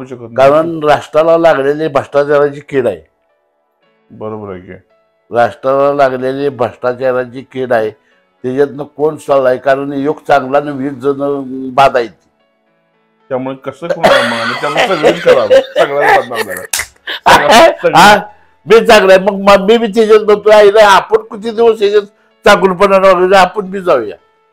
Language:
Marathi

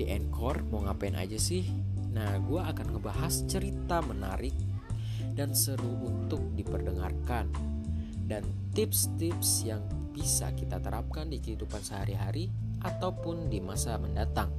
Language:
Indonesian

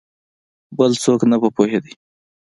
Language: Pashto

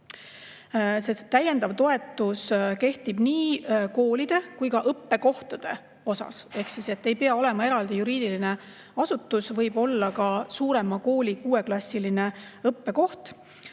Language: Estonian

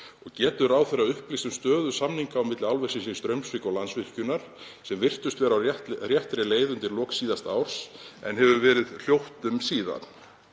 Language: Icelandic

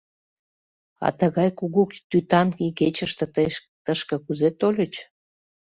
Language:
Mari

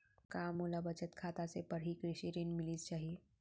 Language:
Chhattisgarhi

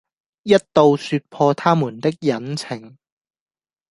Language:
Cantonese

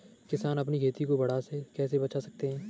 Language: Hindi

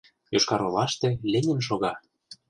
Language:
Mari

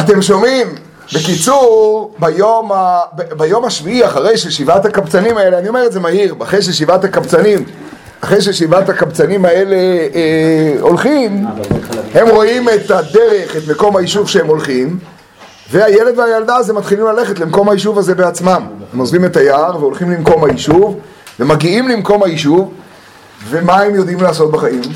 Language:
Hebrew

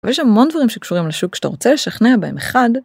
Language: Hebrew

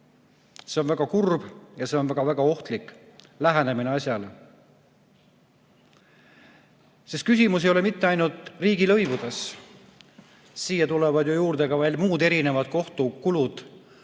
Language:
Estonian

